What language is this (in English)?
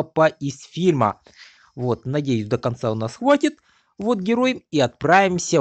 Russian